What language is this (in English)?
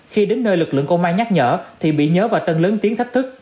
Vietnamese